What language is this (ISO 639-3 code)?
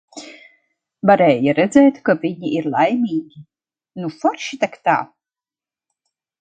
lav